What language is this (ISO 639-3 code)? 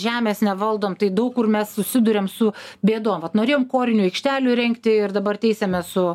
lit